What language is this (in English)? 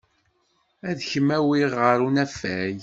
Kabyle